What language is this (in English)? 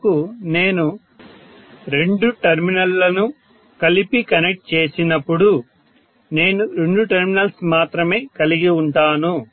Telugu